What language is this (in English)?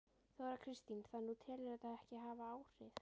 Icelandic